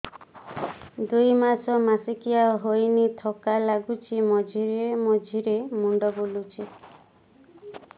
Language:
Odia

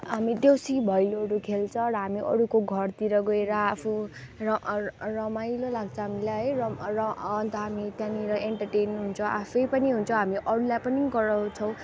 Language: Nepali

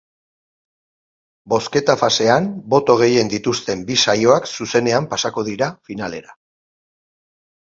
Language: Basque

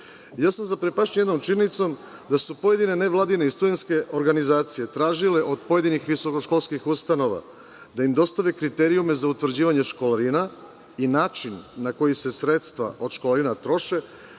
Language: Serbian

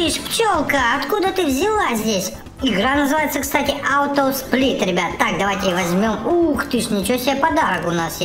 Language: Russian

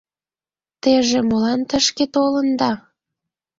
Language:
Mari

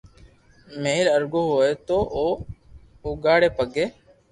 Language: Loarki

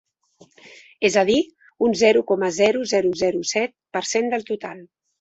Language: Catalan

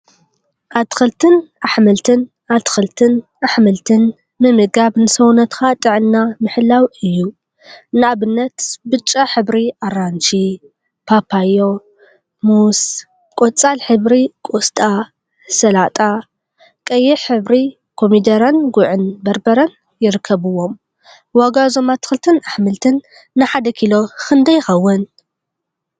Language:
Tigrinya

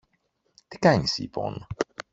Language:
Greek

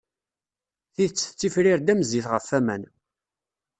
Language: Kabyle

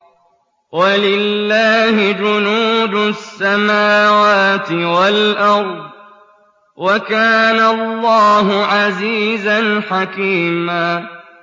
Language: Arabic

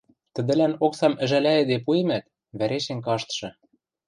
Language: Western Mari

